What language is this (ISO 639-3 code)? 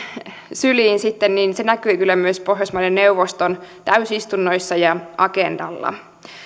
fin